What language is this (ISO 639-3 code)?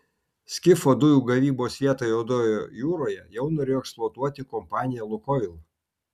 lit